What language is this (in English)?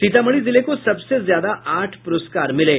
Hindi